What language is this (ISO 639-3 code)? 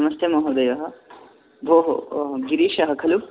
san